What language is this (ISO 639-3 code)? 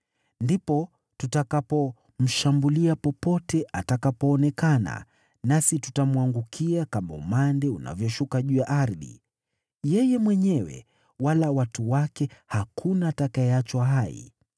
swa